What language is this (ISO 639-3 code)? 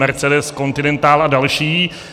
ces